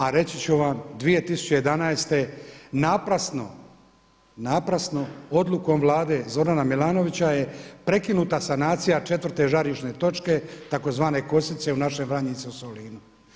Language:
Croatian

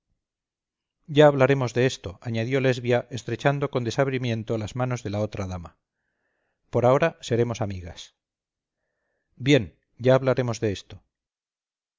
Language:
Spanish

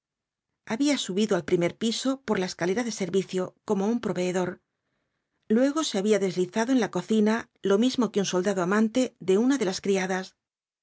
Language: Spanish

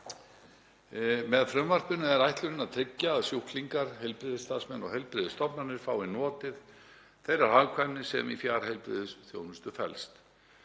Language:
Icelandic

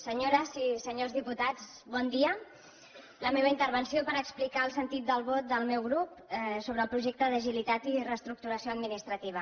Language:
Catalan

